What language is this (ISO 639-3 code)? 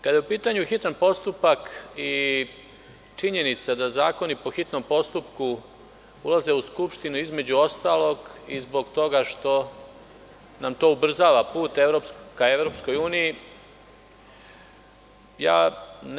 srp